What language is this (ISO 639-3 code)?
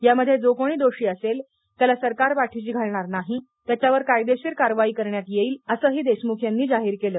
mar